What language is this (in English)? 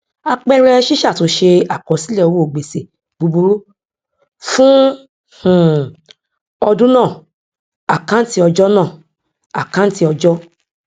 Yoruba